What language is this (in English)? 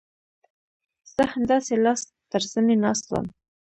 Pashto